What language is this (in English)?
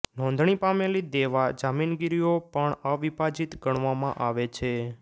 Gujarati